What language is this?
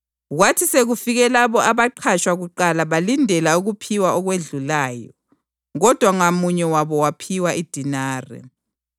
North Ndebele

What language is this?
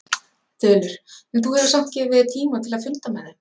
Icelandic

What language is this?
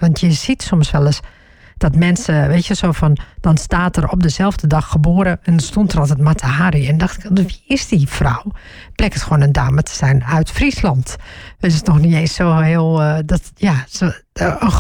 Dutch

